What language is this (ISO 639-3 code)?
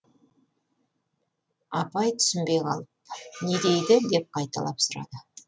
kaz